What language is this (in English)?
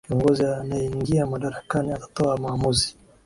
Swahili